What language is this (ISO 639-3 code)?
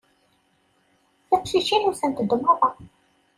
kab